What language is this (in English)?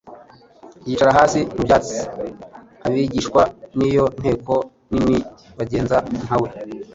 Kinyarwanda